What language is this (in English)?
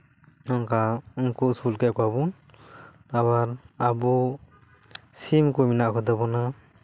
Santali